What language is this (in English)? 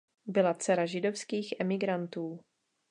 Czech